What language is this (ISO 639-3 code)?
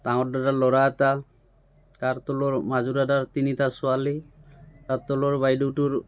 asm